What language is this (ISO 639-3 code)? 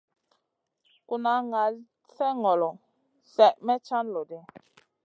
mcn